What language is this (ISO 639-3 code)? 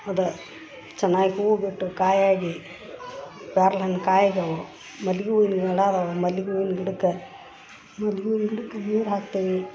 kan